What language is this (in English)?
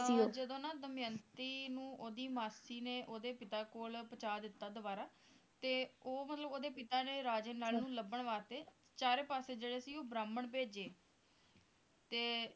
Punjabi